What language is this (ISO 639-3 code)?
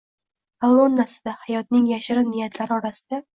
uzb